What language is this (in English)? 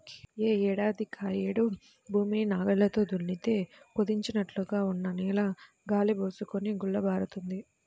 Telugu